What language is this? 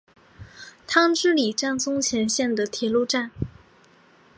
Chinese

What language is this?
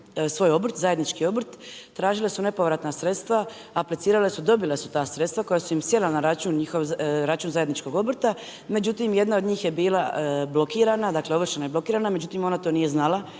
Croatian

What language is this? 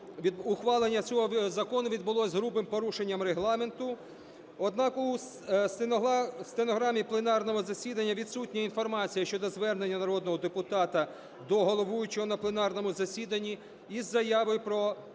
Ukrainian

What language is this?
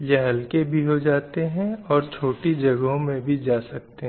Hindi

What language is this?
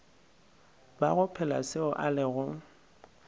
Northern Sotho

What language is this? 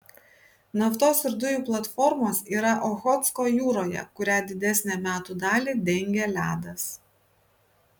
Lithuanian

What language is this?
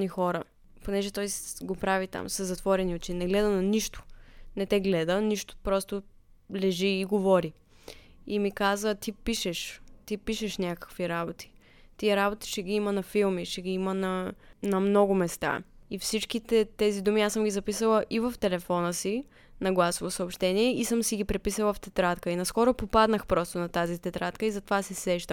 Bulgarian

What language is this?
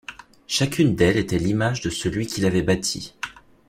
French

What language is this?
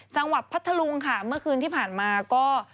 Thai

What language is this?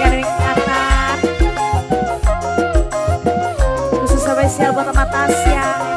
Indonesian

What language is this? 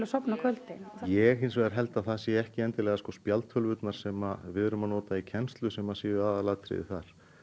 Icelandic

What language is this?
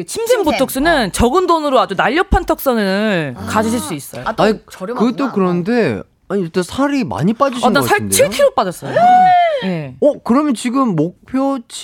Korean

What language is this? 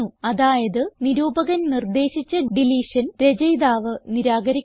Malayalam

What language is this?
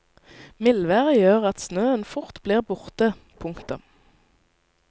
Norwegian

